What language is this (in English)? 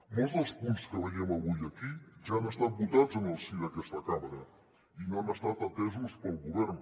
Catalan